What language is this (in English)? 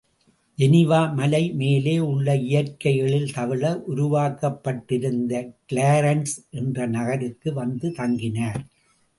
Tamil